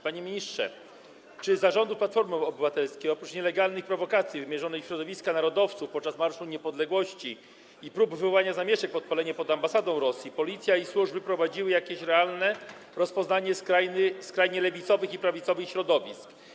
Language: Polish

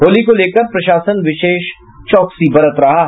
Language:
Hindi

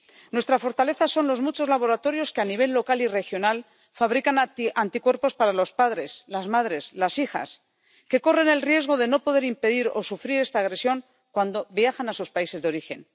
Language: Spanish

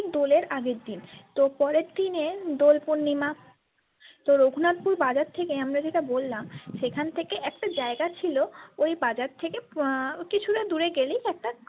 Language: Bangla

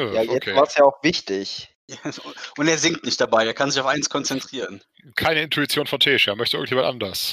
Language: German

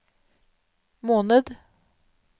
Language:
Norwegian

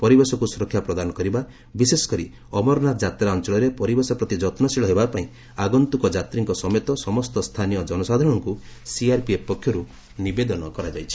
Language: Odia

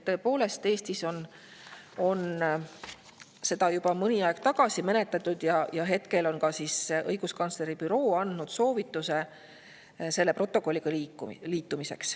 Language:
Estonian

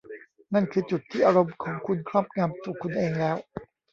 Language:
Thai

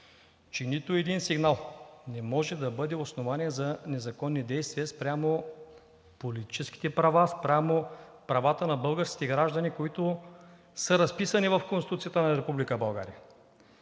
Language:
Bulgarian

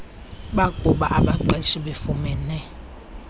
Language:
Xhosa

